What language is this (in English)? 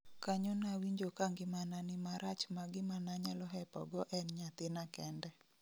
Luo (Kenya and Tanzania)